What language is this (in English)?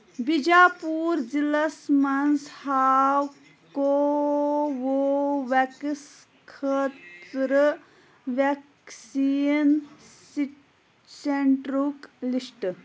Kashmiri